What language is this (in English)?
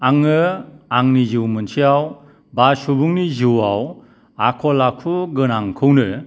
Bodo